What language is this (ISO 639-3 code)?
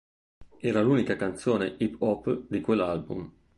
ita